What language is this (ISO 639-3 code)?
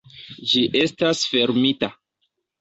epo